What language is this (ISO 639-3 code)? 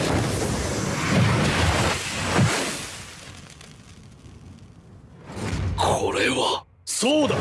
jpn